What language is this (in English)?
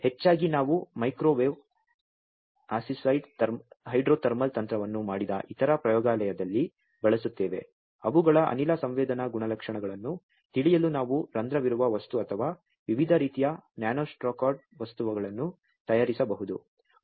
Kannada